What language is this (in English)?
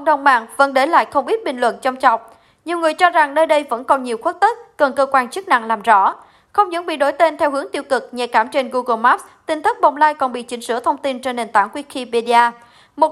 Vietnamese